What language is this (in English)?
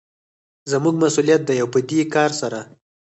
Pashto